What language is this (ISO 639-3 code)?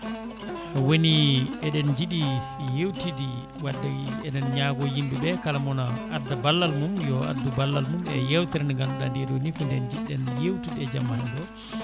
ful